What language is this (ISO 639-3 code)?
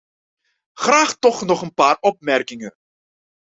nld